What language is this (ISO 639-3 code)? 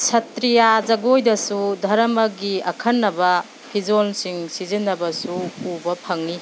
mni